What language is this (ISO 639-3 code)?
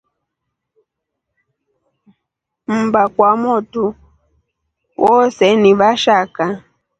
rof